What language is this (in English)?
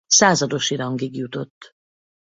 Hungarian